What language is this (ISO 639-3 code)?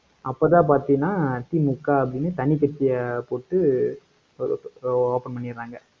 tam